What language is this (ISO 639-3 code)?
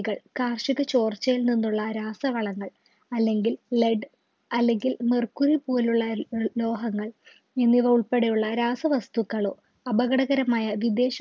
mal